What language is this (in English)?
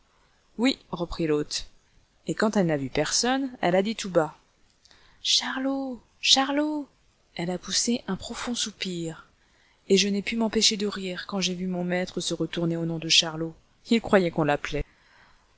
French